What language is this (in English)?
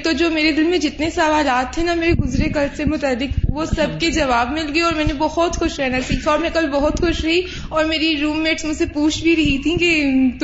Urdu